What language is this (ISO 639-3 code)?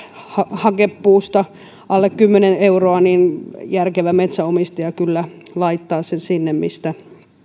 fin